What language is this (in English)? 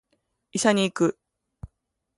Japanese